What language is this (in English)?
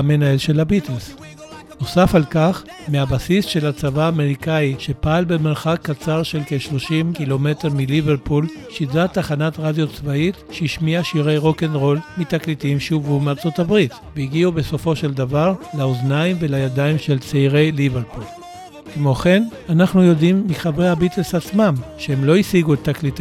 Hebrew